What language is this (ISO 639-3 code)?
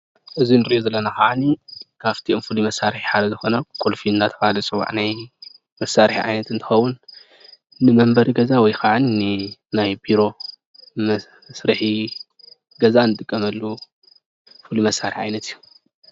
tir